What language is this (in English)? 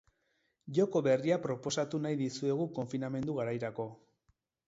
Basque